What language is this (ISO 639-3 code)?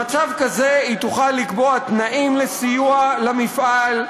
heb